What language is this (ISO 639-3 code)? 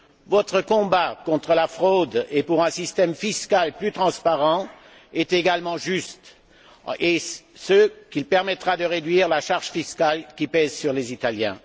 fra